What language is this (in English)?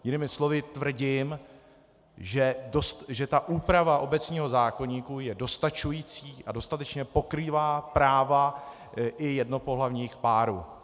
Czech